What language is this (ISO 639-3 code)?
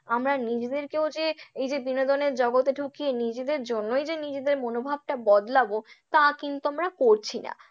ben